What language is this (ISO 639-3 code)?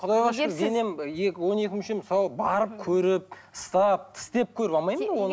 kaz